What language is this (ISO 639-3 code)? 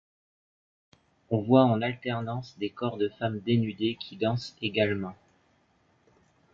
fra